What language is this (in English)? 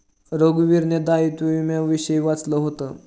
Marathi